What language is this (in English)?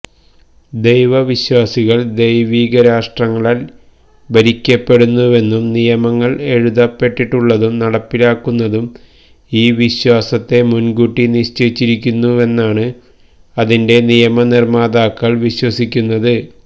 Malayalam